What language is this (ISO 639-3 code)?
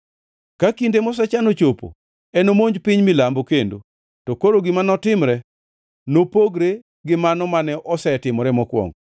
luo